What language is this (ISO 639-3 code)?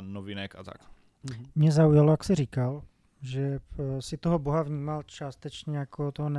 ces